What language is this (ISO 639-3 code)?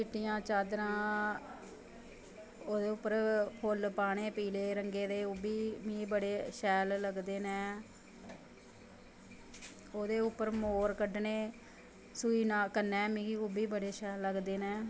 doi